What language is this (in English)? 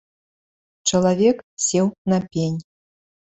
Belarusian